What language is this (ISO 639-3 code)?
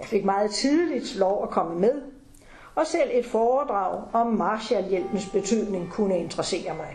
dan